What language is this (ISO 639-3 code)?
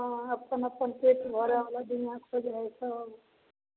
mai